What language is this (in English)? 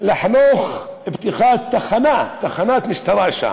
Hebrew